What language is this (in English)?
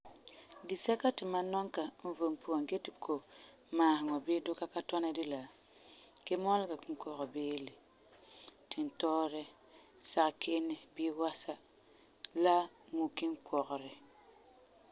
Frafra